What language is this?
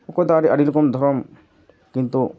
Santali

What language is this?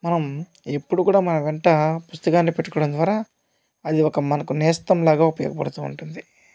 Telugu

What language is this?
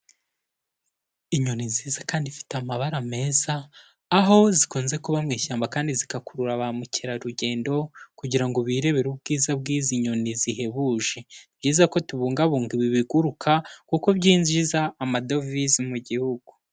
Kinyarwanda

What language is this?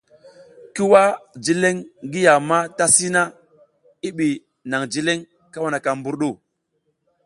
South Giziga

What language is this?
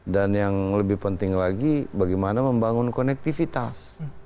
Indonesian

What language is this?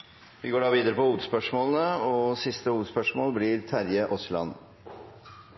Norwegian Bokmål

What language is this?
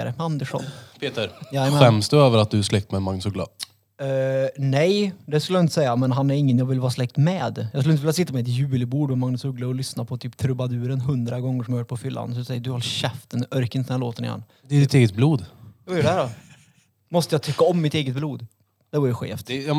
Swedish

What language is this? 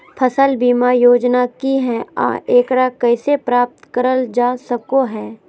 Magahi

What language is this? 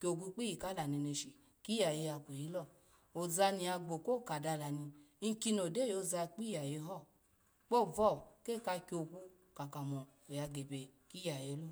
Alago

